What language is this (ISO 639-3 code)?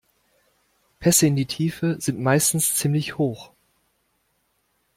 deu